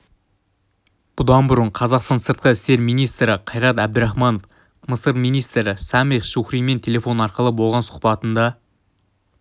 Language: Kazakh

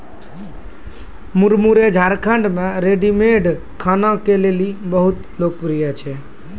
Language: Maithili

